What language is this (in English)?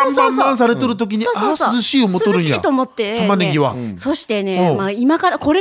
Japanese